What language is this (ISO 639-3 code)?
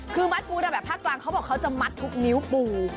tha